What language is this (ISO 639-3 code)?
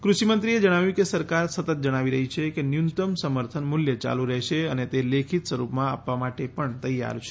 guj